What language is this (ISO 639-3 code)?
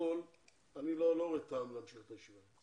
heb